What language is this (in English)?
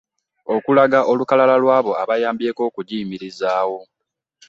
Ganda